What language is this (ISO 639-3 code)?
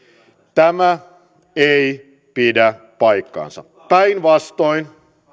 fin